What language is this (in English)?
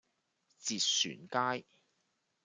Cantonese